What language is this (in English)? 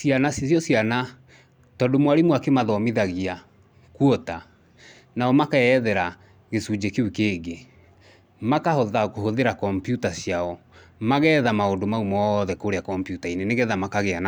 Kikuyu